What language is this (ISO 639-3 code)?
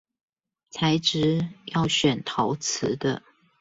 zho